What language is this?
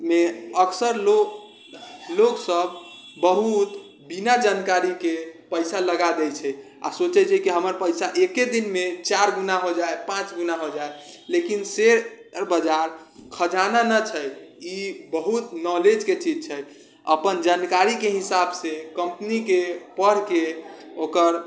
Maithili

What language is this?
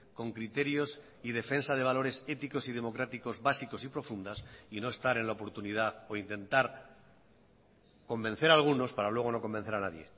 Spanish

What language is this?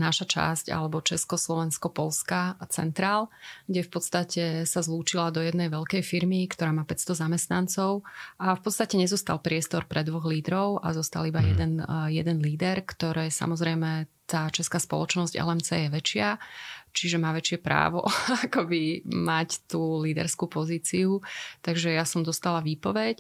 Slovak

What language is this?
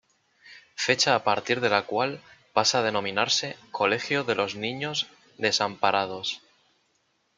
Spanish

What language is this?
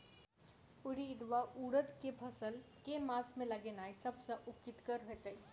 Maithili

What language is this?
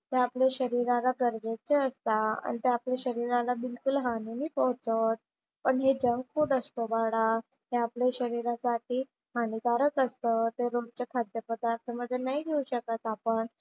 Marathi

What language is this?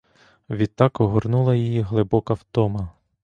Ukrainian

